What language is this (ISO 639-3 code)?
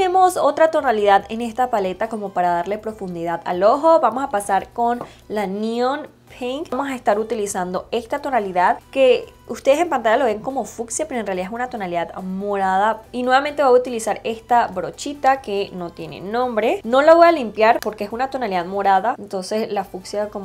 spa